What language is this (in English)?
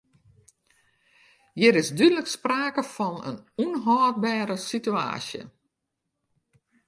Western Frisian